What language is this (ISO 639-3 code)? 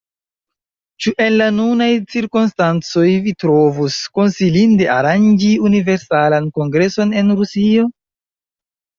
epo